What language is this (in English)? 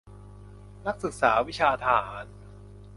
Thai